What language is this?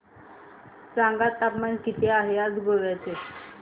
Marathi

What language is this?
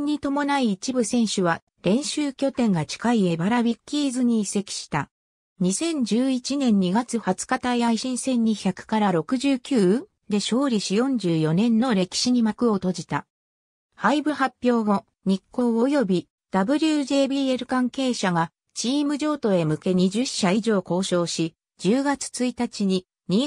Japanese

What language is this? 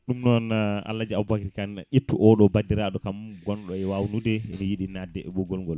Fula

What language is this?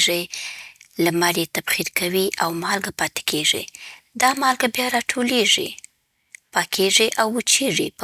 Southern Pashto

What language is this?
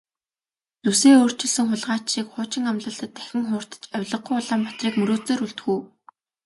Mongolian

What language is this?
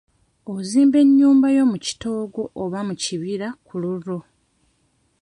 Ganda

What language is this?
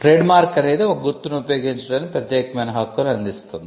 Telugu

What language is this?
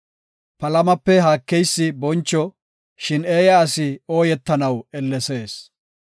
Gofa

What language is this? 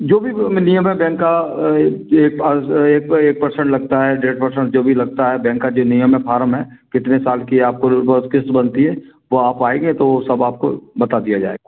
Hindi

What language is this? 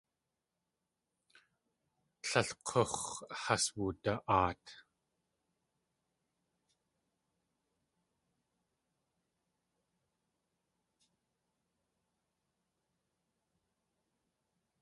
Tlingit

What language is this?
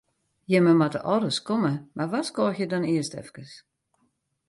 Western Frisian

